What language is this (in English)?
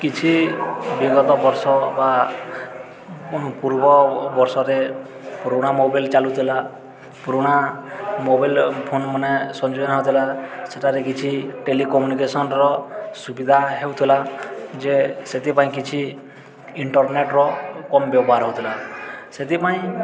Odia